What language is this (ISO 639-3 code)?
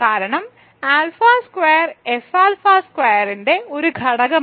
mal